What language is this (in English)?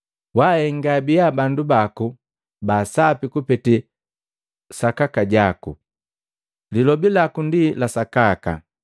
Matengo